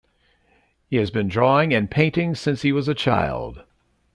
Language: English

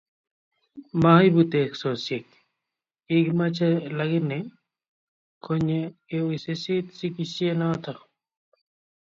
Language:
Kalenjin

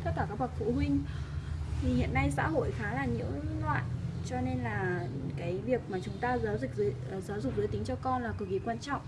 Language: Vietnamese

